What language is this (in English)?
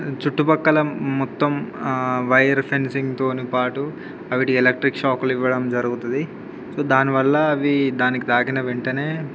Telugu